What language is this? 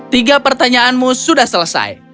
Indonesian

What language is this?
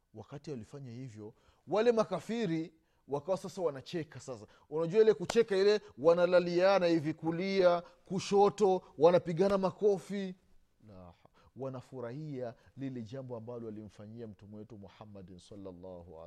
Swahili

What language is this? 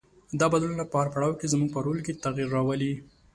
Pashto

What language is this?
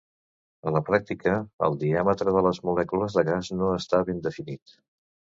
Catalan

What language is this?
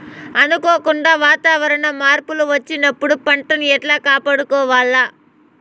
Telugu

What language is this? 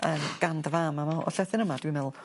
Welsh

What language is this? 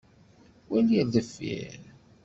Kabyle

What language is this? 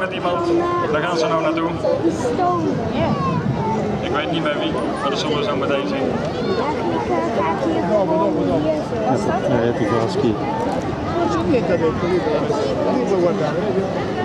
Dutch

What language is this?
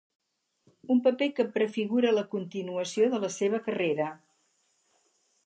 Catalan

